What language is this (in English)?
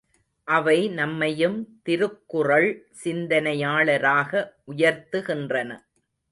Tamil